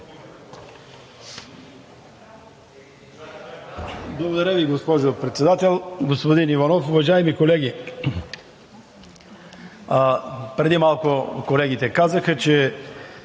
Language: Bulgarian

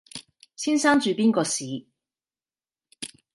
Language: Cantonese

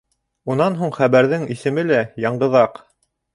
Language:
Bashkir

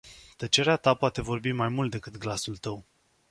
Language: Romanian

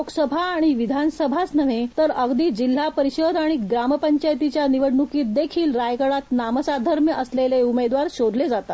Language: Marathi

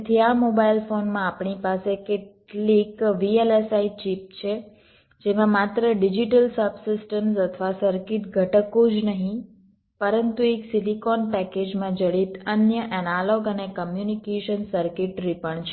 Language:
Gujarati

